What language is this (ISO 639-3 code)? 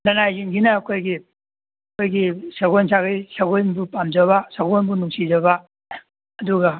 mni